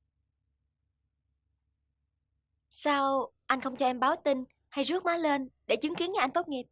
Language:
Vietnamese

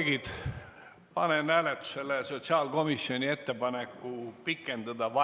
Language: Estonian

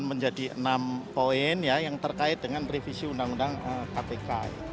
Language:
Indonesian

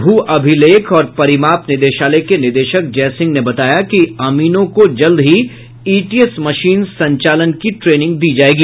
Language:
Hindi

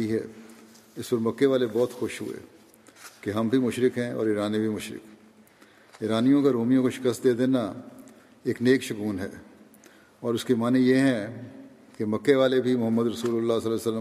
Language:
Urdu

